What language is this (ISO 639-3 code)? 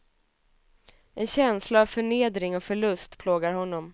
swe